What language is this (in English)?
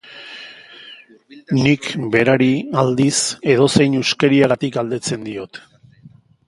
Basque